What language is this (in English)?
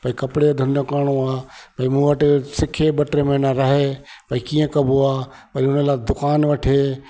Sindhi